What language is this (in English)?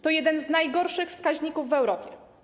Polish